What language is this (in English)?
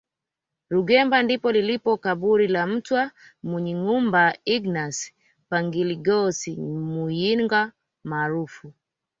Swahili